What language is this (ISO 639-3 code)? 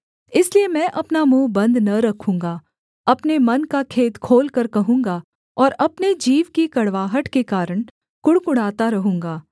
hin